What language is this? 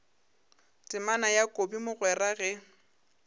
Northern Sotho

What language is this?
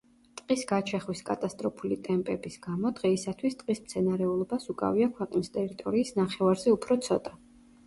Georgian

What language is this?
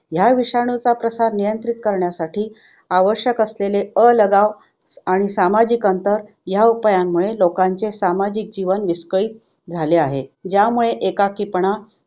Marathi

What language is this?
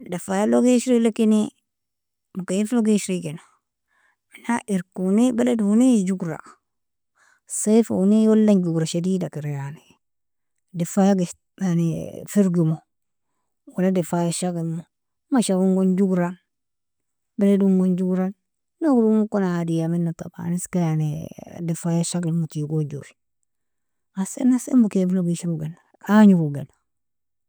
Nobiin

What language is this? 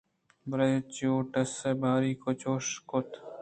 Eastern Balochi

